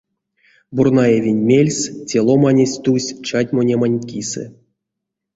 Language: Erzya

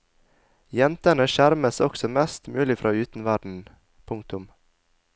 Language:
Norwegian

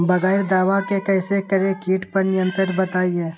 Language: Magahi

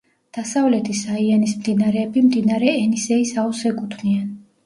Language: Georgian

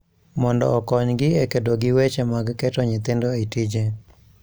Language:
Luo (Kenya and Tanzania)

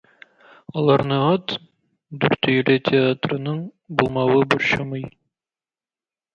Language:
Tatar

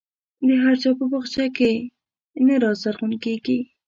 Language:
Pashto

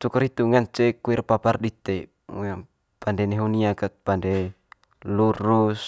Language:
Manggarai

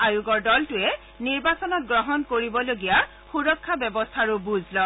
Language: Assamese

